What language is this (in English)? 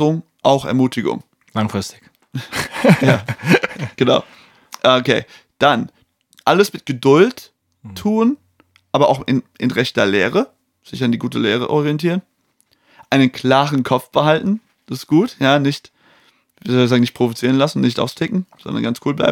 German